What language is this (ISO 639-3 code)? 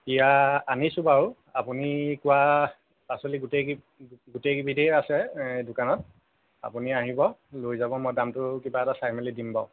asm